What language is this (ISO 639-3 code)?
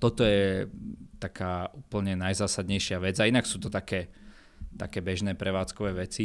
slk